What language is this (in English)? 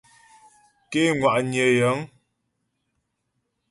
Ghomala